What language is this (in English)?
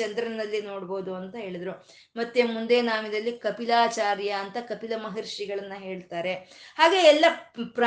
Kannada